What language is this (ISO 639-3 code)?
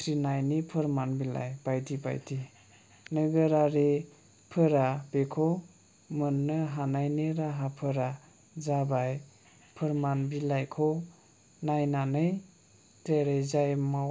brx